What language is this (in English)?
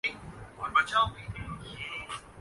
Urdu